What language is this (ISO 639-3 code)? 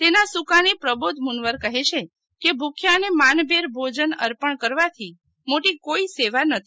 guj